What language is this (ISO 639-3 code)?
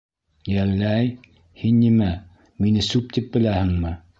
bak